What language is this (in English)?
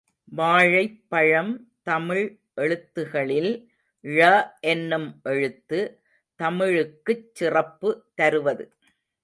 Tamil